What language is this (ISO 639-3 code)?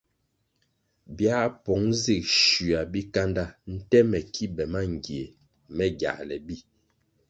nmg